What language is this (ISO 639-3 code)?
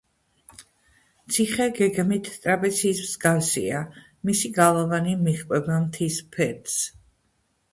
kat